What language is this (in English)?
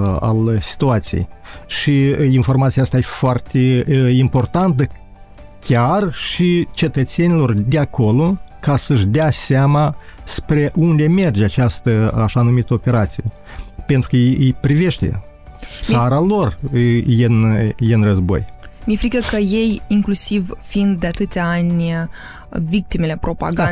Romanian